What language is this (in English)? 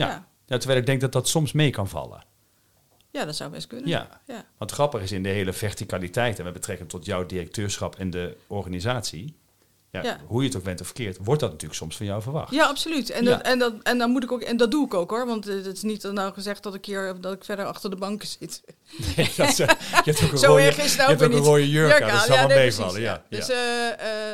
Dutch